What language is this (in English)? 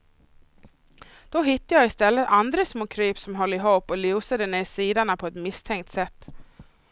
Swedish